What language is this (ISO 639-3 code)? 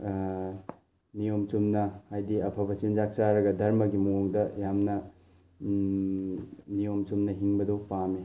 mni